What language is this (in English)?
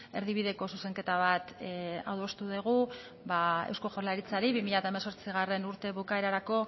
Basque